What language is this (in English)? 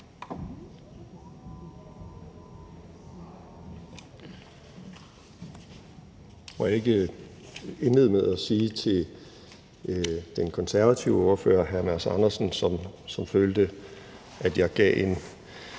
Danish